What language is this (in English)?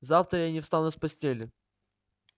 Russian